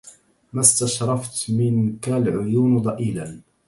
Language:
Arabic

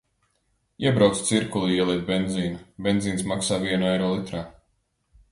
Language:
Latvian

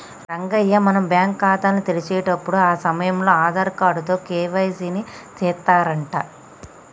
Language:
Telugu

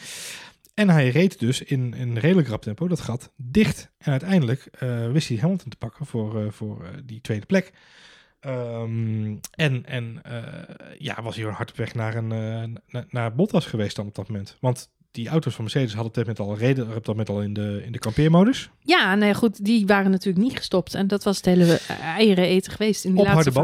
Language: Dutch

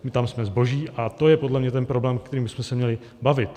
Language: Czech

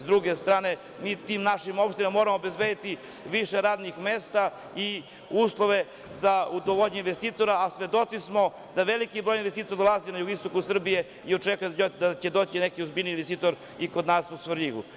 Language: Serbian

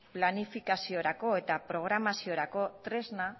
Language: Basque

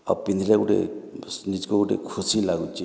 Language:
Odia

